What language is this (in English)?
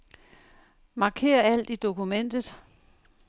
Danish